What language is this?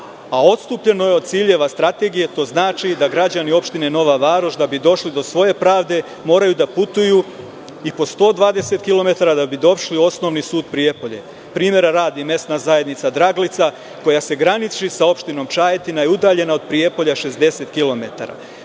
Serbian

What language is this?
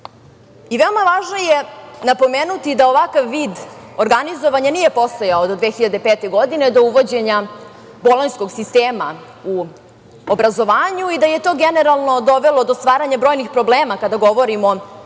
Serbian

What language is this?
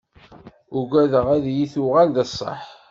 Kabyle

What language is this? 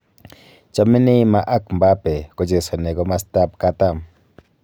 Kalenjin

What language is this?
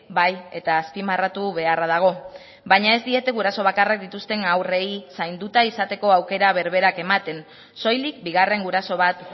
Basque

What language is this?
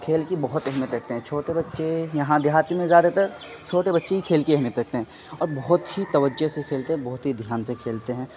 Urdu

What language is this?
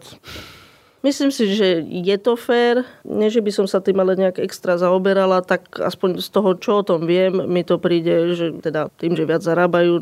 Slovak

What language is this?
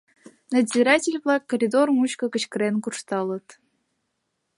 Mari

